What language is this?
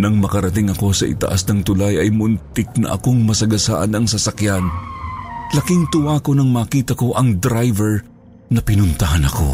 Filipino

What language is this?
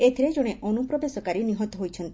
Odia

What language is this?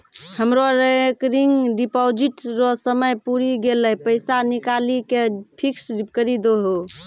Maithili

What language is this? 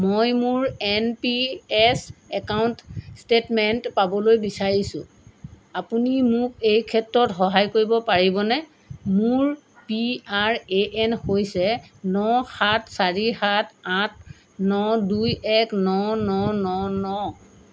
Assamese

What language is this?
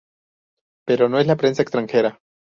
Spanish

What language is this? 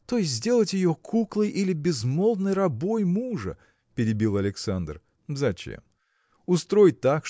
Russian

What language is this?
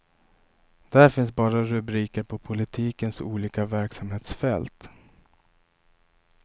Swedish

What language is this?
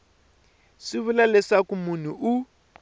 Tsonga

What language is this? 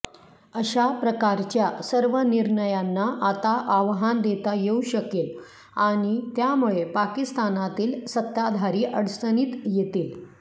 Marathi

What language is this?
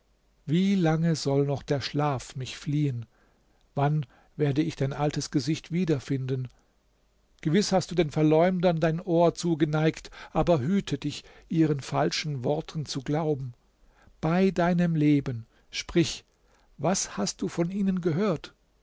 German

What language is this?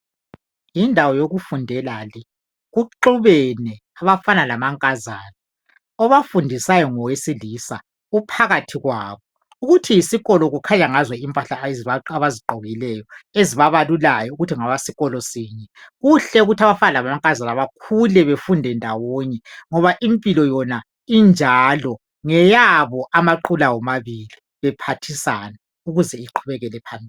North Ndebele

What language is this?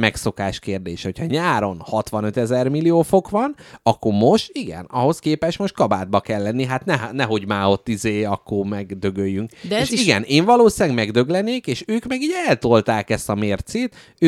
Hungarian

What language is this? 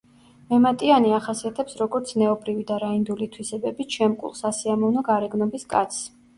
Georgian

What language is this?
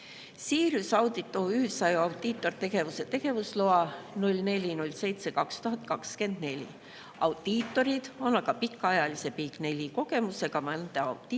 Estonian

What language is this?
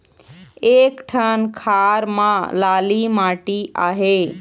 Chhattisgarhi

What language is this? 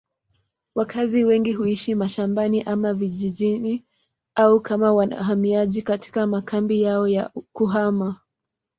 Swahili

